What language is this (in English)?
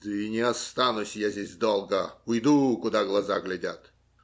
Russian